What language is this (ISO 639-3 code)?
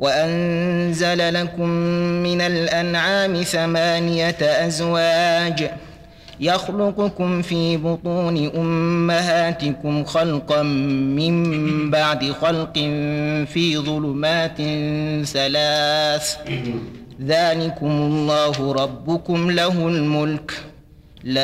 ara